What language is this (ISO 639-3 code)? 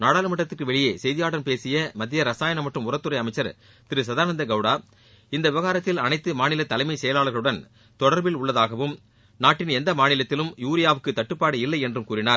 tam